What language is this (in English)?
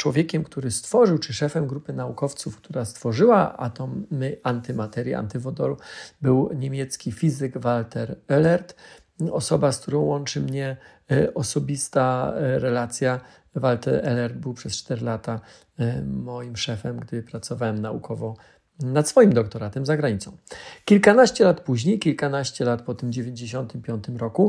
Polish